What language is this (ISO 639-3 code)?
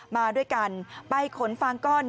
tha